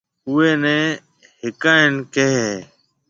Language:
Marwari (Pakistan)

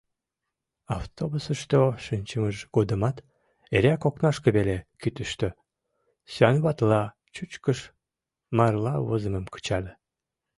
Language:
Mari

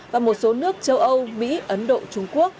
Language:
Vietnamese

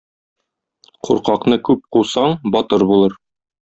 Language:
Tatar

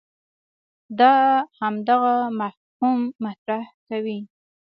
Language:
Pashto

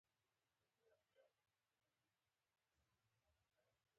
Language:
Pashto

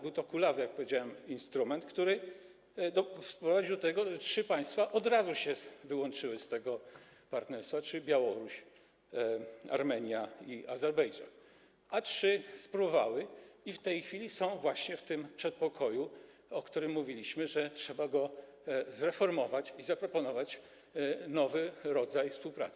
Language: Polish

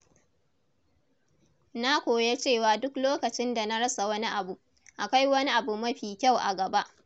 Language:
Hausa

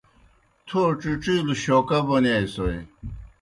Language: Kohistani Shina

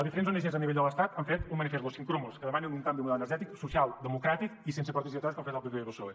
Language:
Catalan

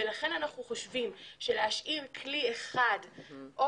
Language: Hebrew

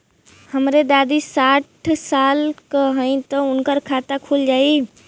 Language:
Bhojpuri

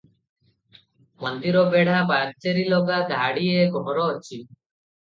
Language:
Odia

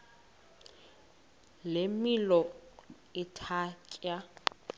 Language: Xhosa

